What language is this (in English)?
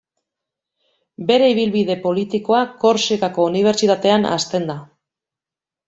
Basque